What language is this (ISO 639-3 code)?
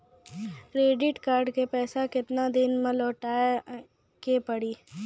mai